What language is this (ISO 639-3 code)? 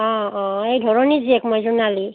asm